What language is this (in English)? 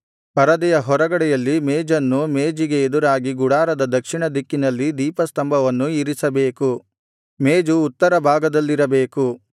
Kannada